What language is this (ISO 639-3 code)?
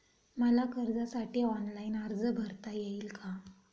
mar